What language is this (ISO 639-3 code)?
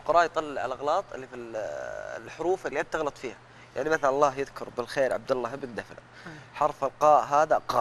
ara